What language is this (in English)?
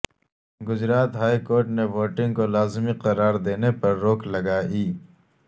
Urdu